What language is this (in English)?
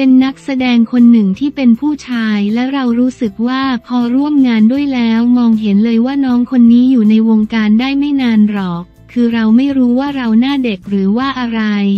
Thai